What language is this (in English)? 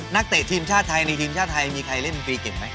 Thai